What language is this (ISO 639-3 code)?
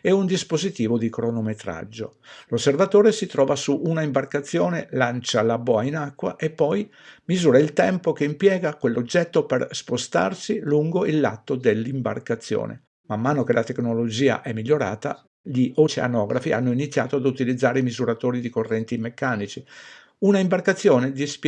ita